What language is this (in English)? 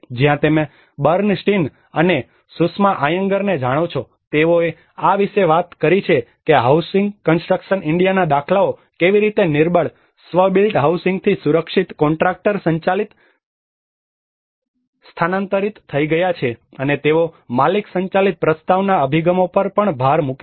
Gujarati